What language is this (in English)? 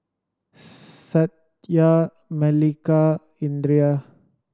English